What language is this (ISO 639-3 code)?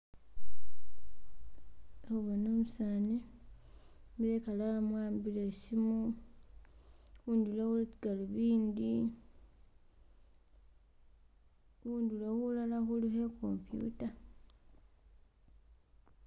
myx